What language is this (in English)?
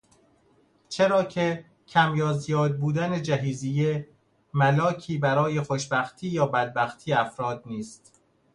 Persian